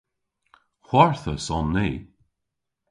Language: Cornish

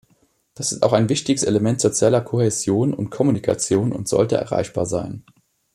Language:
German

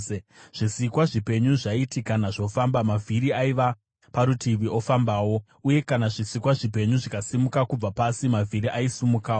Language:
Shona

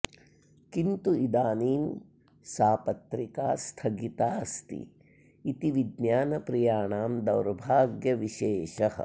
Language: Sanskrit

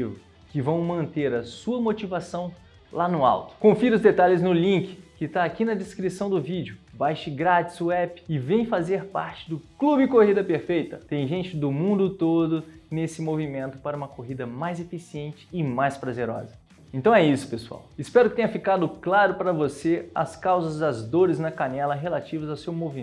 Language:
Portuguese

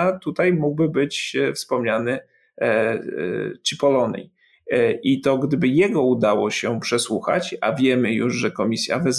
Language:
Polish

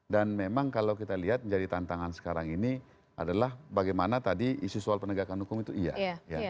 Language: Indonesian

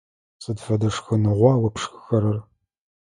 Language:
Adyghe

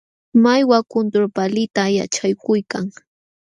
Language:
Jauja Wanca Quechua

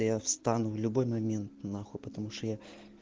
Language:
Russian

